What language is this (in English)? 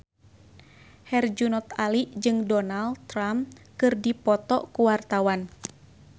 Sundanese